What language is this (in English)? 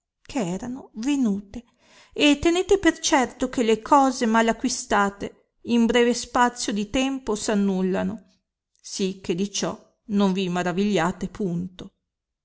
Italian